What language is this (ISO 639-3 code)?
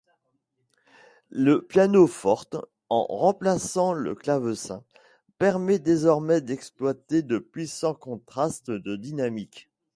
fra